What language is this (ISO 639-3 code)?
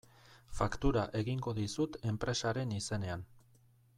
eus